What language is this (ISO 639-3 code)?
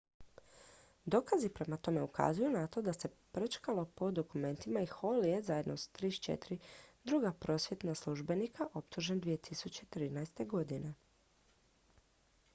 hrv